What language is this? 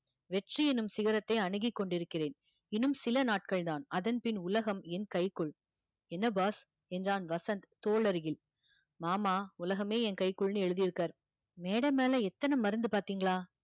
Tamil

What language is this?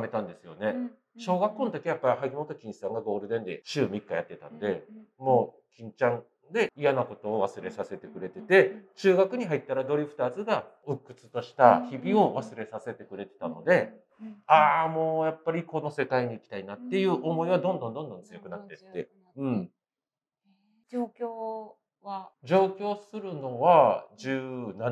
Japanese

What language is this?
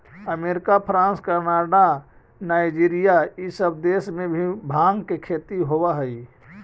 Magahi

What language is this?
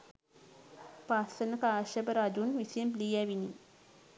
Sinhala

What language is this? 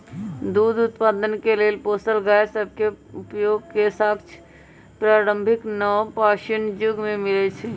Magahi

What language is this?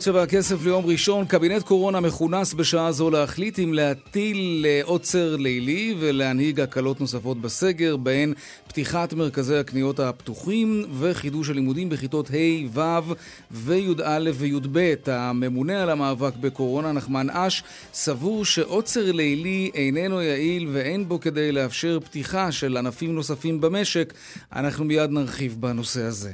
Hebrew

